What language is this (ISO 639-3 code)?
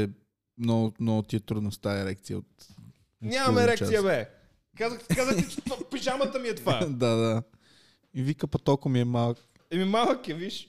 bul